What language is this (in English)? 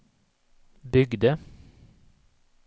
Swedish